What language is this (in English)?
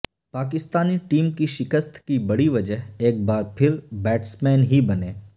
Urdu